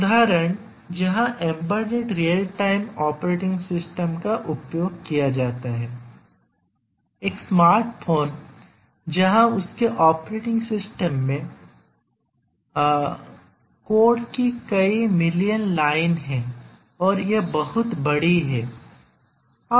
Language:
Hindi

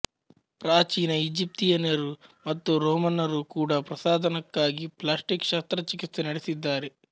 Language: Kannada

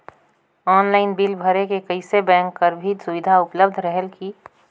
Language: Chhattisgarhi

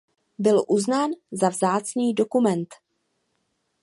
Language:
Czech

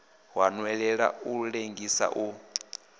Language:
Venda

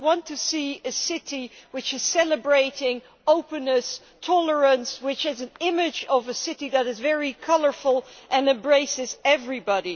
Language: English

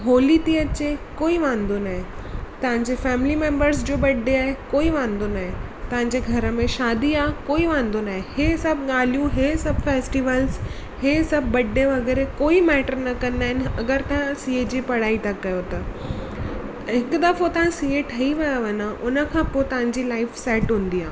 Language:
Sindhi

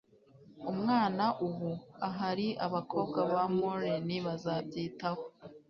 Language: Kinyarwanda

